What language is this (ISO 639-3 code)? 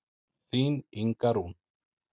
isl